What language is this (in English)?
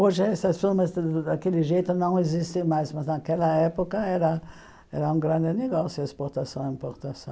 Portuguese